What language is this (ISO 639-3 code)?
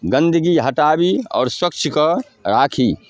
mai